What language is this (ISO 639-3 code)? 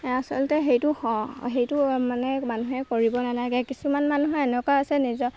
asm